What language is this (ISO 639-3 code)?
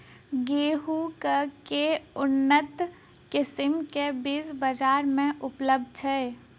mai